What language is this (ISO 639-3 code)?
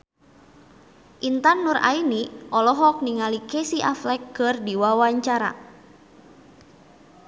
sun